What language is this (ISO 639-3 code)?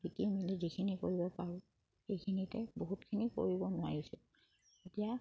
asm